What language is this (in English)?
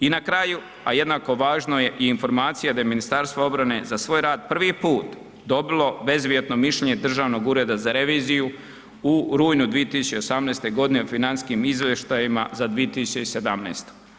Croatian